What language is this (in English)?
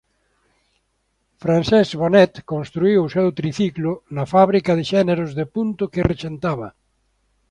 Galician